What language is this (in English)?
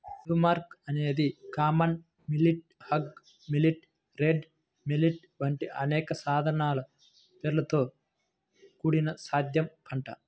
Telugu